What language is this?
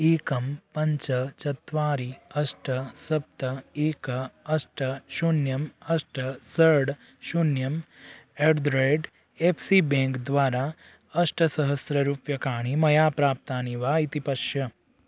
Sanskrit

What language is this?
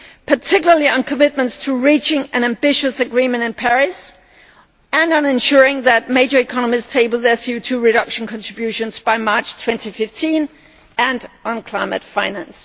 English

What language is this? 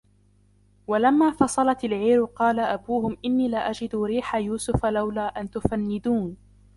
Arabic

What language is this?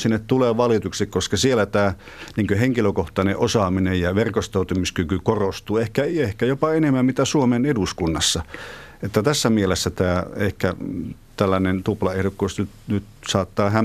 Finnish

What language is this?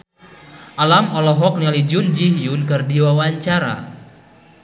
Sundanese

